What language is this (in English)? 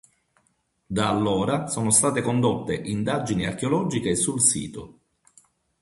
Italian